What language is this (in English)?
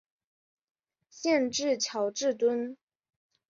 Chinese